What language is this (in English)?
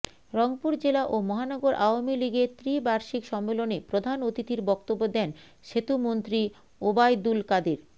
Bangla